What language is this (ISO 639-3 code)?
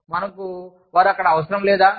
tel